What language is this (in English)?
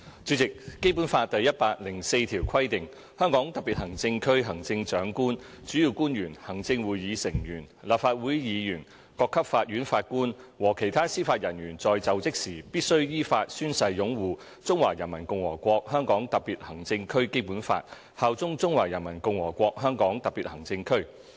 Cantonese